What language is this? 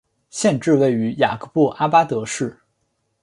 Chinese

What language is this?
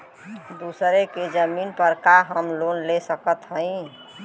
Bhojpuri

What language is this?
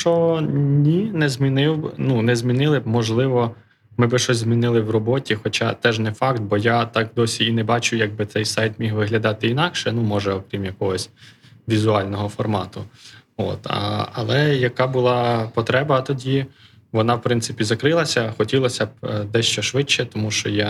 Ukrainian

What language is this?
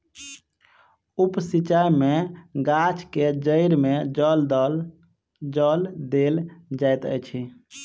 Maithili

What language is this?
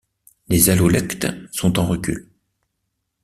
French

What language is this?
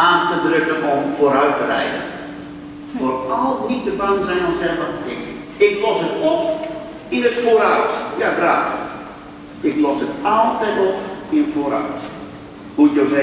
Dutch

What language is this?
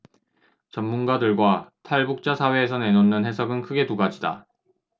Korean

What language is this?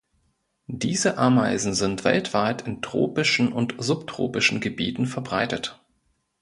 German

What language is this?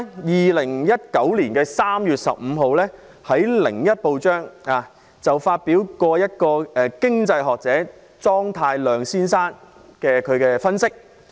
Cantonese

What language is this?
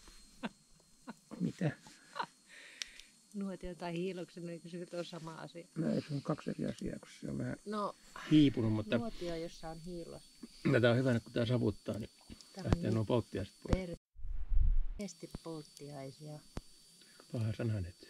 Finnish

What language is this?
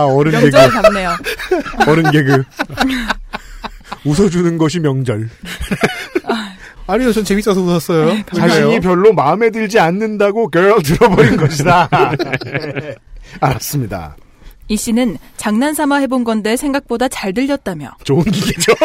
Korean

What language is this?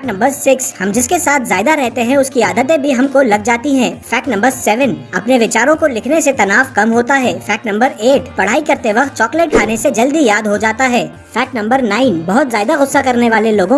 Hindi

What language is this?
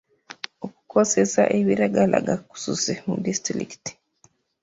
Ganda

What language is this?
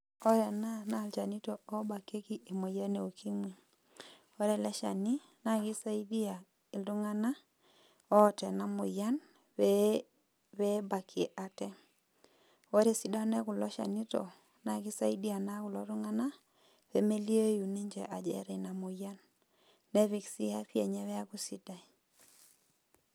Masai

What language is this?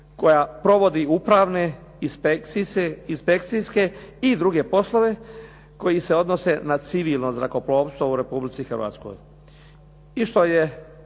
Croatian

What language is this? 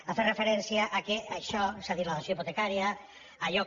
Catalan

